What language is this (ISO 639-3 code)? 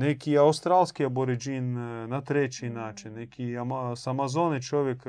hrv